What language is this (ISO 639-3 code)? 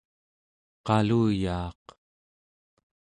esu